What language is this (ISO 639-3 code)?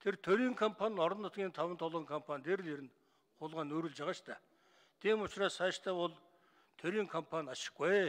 tur